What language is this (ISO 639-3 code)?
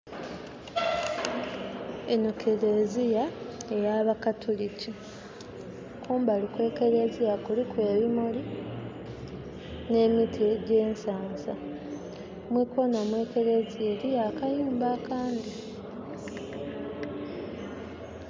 xog